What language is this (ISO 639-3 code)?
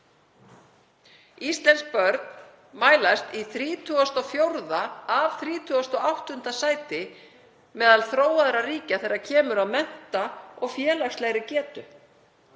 isl